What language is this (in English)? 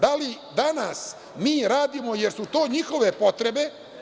Serbian